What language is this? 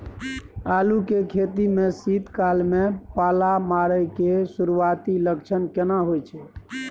Maithili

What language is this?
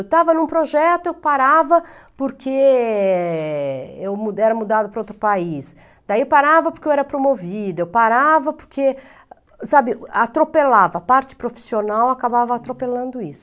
Portuguese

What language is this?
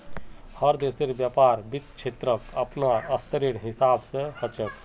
Magahi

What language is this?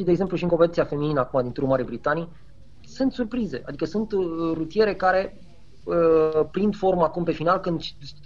Romanian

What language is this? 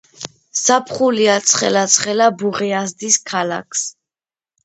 Georgian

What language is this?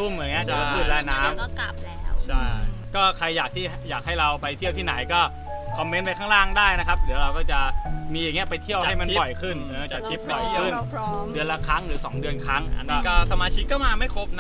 Thai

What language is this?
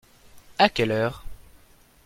French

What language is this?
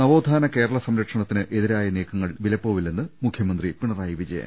Malayalam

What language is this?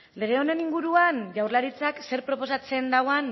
Basque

